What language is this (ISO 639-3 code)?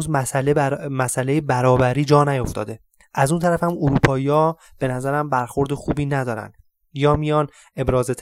fas